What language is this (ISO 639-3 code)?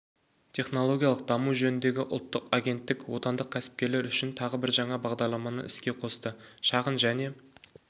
kaz